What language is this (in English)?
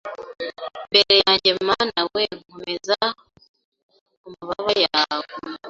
Kinyarwanda